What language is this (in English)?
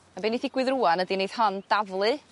Welsh